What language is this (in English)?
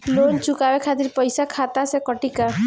Bhojpuri